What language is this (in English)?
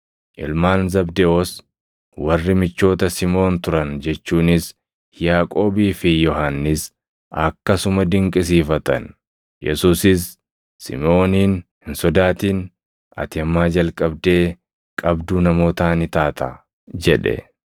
Oromo